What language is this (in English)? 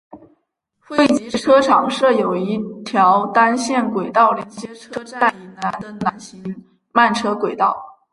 Chinese